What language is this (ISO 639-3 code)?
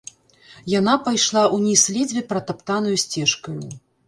bel